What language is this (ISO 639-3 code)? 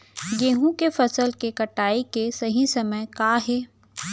hne